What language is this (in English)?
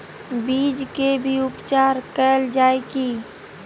Maithili